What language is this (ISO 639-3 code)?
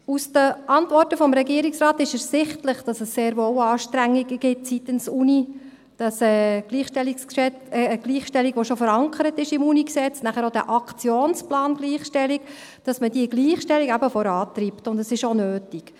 gsw